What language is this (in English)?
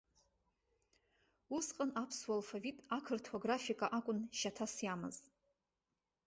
Abkhazian